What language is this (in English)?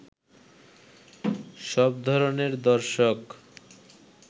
Bangla